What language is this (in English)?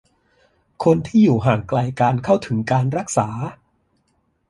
Thai